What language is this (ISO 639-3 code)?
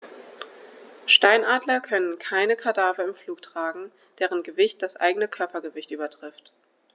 deu